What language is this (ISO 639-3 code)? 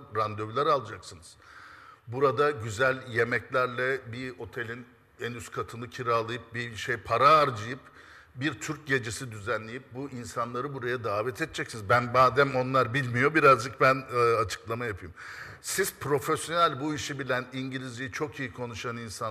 tur